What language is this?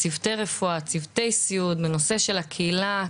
Hebrew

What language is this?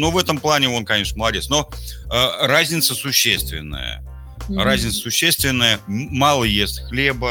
Russian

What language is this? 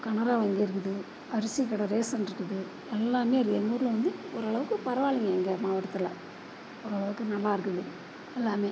Tamil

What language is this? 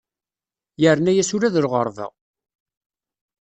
Kabyle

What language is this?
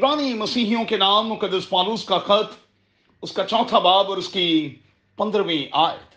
Urdu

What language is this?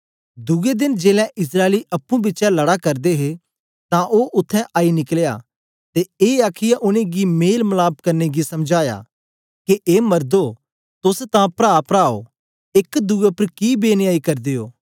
Dogri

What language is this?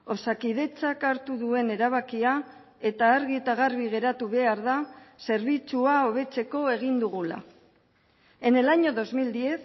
Basque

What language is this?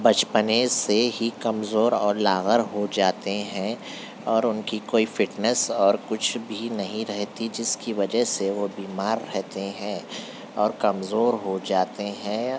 Urdu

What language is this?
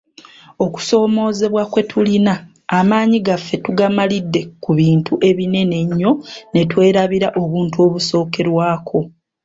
Ganda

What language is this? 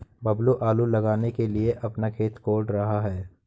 Hindi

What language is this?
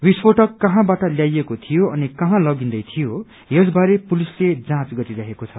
Nepali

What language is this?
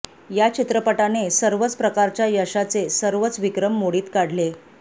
Marathi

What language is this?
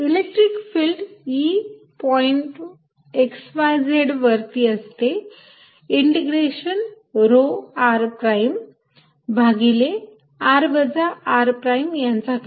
Marathi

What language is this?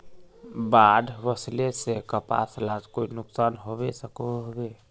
Magahi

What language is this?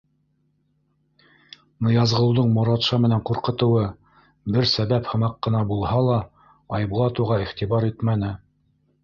Bashkir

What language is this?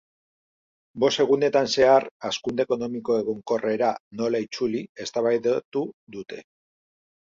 Basque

